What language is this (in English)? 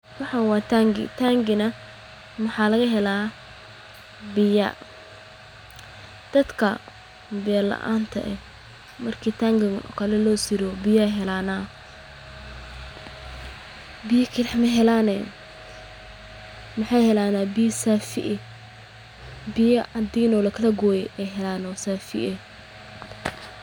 Somali